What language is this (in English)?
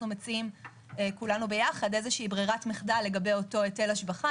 Hebrew